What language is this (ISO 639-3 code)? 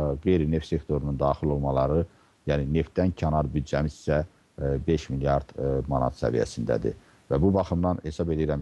tur